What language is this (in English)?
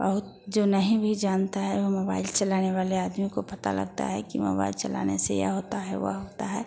Hindi